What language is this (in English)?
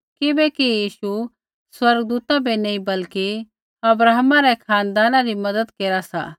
Kullu Pahari